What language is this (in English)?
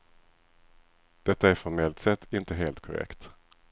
Swedish